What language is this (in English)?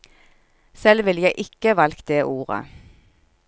Norwegian